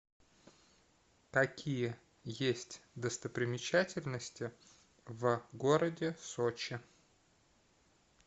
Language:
Russian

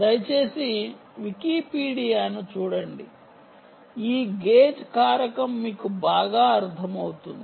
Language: Telugu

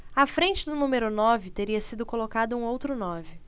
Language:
Portuguese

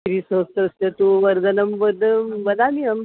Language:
Sanskrit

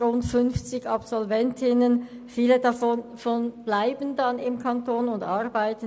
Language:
Swiss German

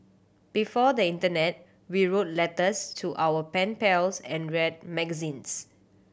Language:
English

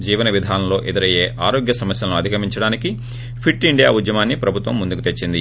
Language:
Telugu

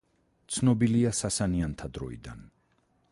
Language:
Georgian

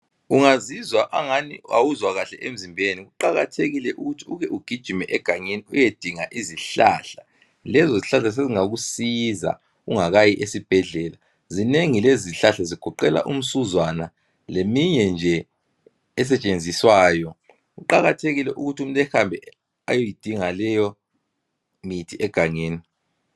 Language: North Ndebele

